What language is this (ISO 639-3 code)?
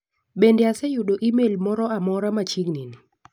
luo